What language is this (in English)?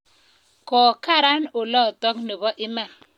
Kalenjin